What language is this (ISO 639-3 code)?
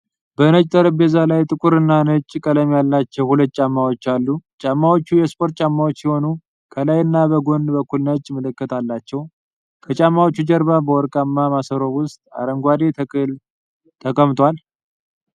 amh